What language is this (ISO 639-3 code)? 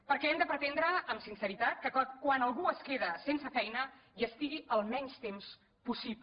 cat